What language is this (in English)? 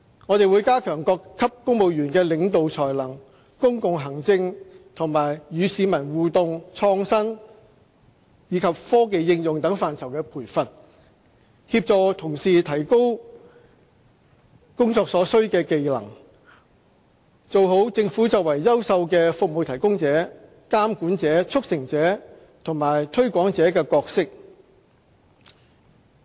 Cantonese